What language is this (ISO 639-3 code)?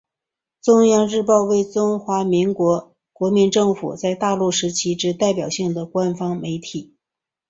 zho